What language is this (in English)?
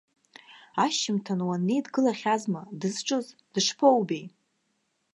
Abkhazian